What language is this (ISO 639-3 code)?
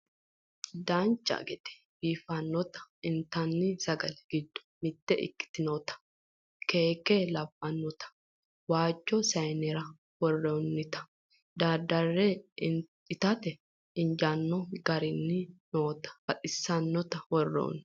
sid